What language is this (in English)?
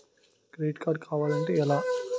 Telugu